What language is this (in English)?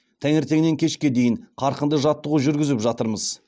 Kazakh